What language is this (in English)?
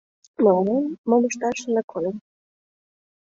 Mari